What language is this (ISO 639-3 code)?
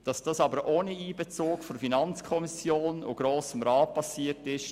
gsw